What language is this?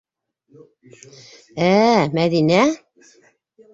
Bashkir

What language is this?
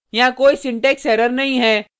Hindi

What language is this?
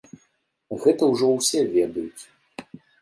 Belarusian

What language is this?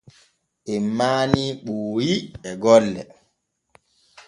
Borgu Fulfulde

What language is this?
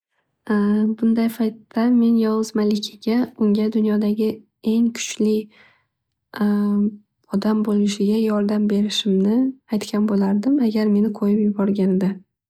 Uzbek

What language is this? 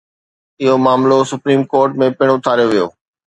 Sindhi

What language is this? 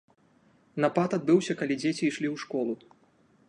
Belarusian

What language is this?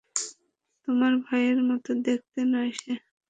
Bangla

